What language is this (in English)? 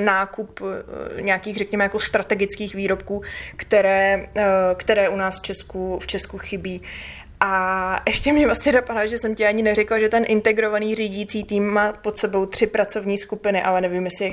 Czech